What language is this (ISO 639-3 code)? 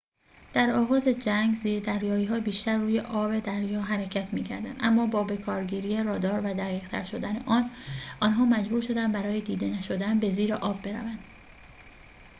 fas